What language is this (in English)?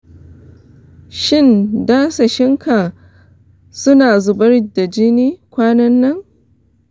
Hausa